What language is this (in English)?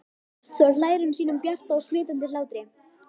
Icelandic